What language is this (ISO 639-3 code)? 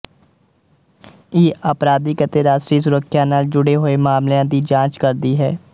pan